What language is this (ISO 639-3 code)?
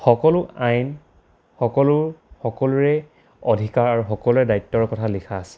asm